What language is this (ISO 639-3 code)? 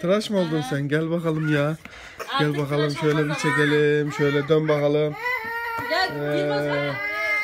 tur